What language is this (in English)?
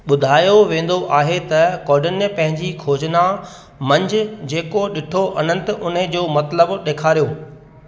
Sindhi